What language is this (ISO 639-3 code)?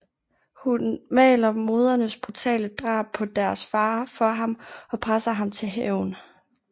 dan